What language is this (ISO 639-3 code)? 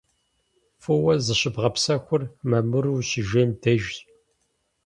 kbd